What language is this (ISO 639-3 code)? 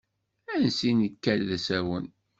kab